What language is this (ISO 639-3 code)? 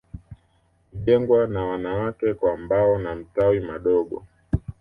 swa